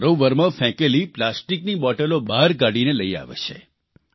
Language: Gujarati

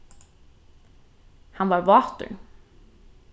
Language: Faroese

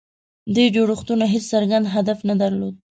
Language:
Pashto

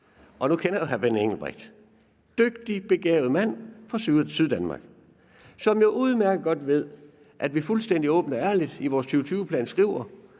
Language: Danish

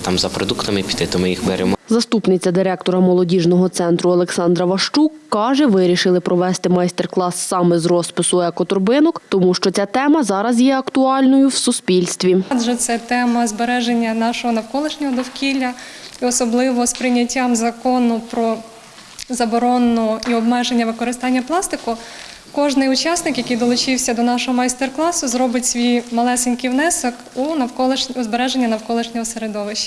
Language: Ukrainian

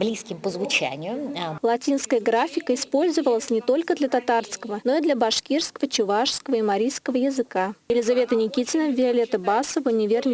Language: Russian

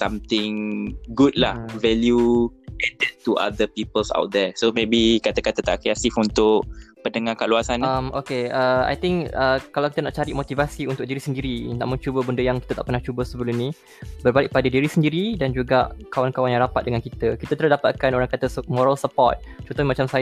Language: Malay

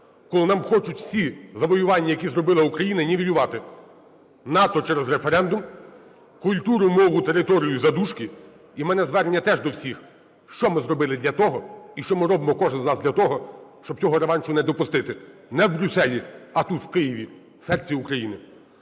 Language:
Ukrainian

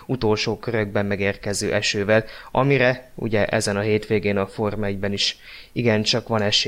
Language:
Hungarian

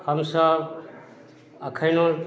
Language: Maithili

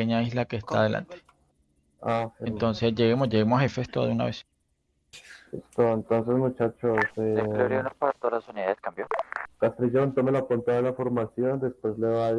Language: Spanish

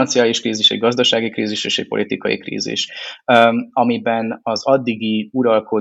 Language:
Hungarian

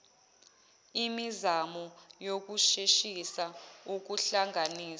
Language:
Zulu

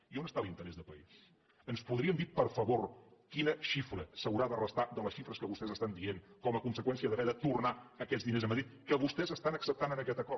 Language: Catalan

